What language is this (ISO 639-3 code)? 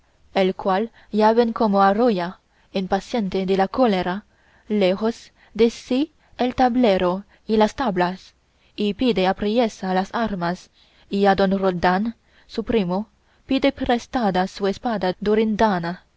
spa